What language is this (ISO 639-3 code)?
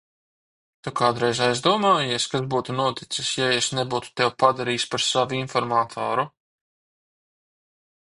lav